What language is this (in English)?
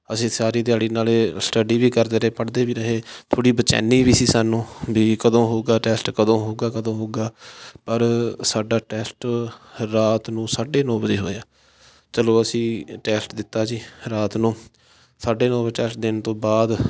Punjabi